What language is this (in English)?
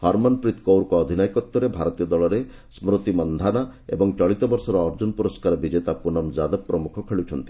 Odia